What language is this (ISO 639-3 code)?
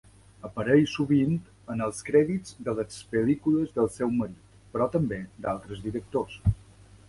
cat